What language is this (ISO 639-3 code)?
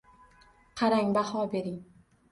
uzb